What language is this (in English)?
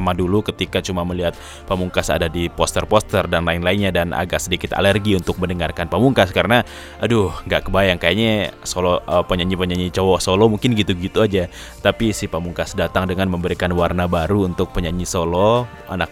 Indonesian